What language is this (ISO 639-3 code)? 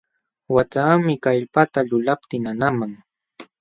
qxw